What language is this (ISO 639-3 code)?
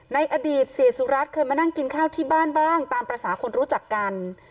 tha